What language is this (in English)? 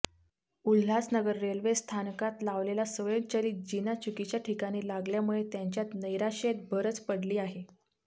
Marathi